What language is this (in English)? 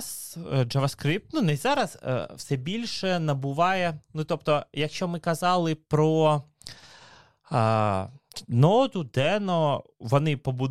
Ukrainian